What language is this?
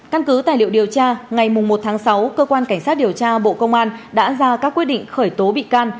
Vietnamese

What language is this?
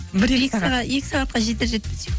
Kazakh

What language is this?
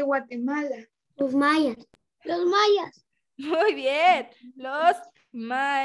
Spanish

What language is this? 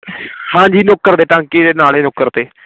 Punjabi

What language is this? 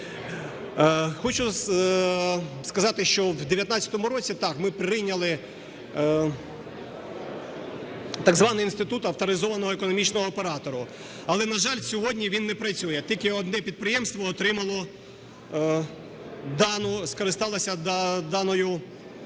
Ukrainian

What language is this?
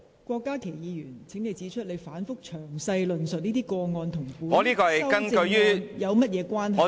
Cantonese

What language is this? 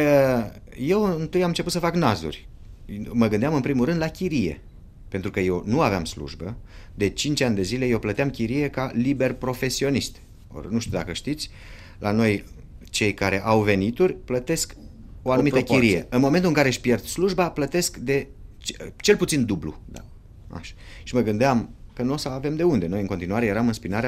Romanian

